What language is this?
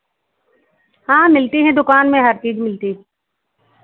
Hindi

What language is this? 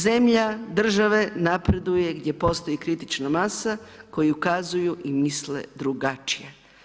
Croatian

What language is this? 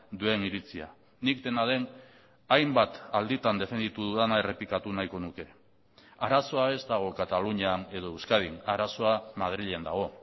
Basque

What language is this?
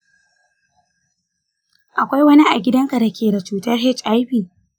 Hausa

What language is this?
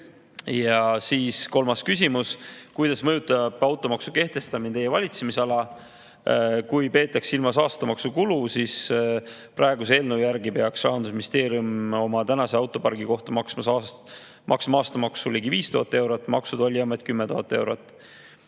Estonian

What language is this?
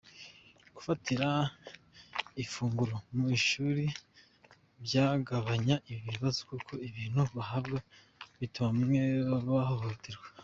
Kinyarwanda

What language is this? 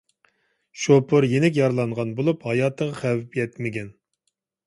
Uyghur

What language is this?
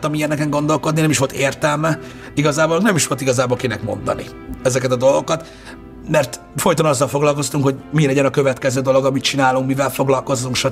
Hungarian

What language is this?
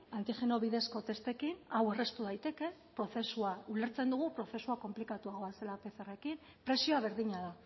Basque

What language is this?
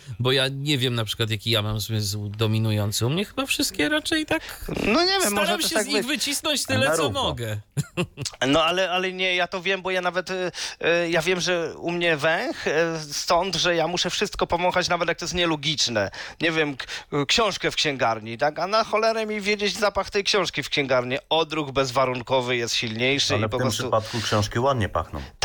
Polish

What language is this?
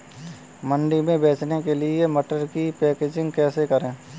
Hindi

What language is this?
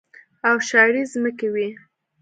Pashto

